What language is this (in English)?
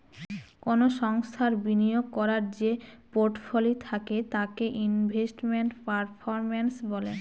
Bangla